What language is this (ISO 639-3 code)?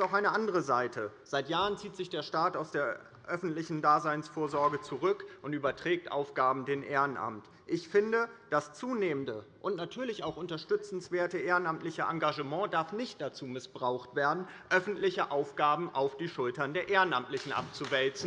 deu